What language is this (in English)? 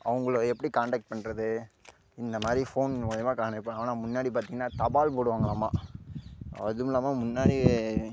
Tamil